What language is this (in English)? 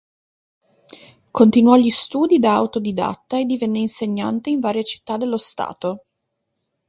Italian